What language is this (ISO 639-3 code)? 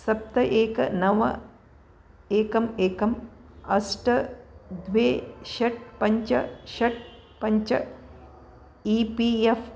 san